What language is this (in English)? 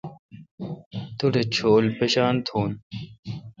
Kalkoti